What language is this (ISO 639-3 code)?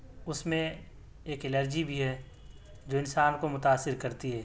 urd